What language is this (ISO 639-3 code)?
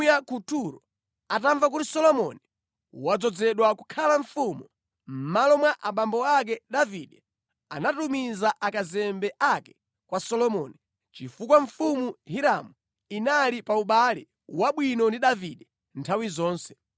nya